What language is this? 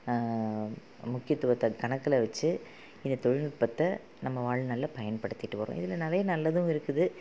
Tamil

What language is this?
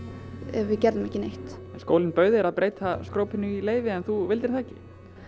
Icelandic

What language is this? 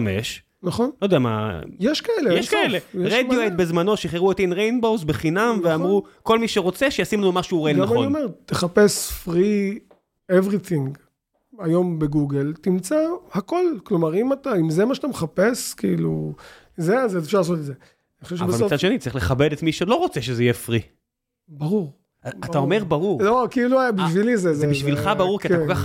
Hebrew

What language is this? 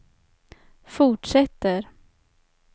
Swedish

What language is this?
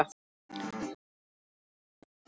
Icelandic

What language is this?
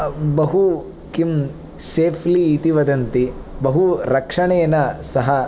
Sanskrit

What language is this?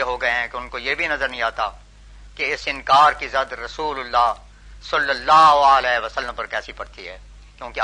Urdu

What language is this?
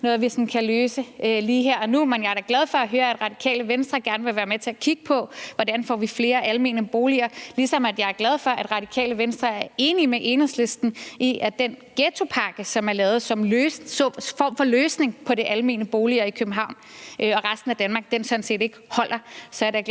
Danish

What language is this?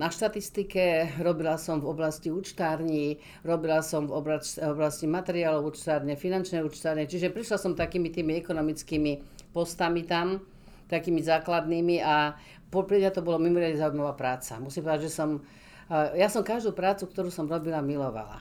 Slovak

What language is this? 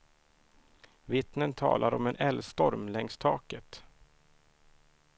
Swedish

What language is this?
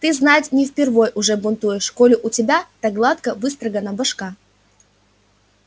Russian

